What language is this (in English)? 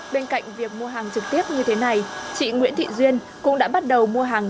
Vietnamese